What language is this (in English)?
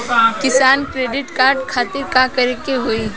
Bhojpuri